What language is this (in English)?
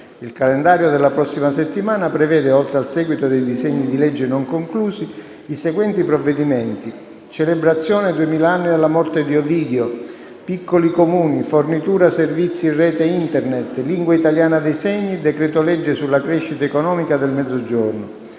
Italian